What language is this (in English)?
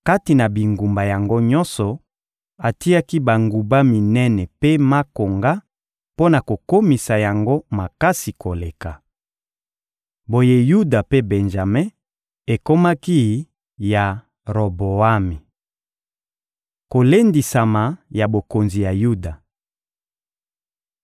Lingala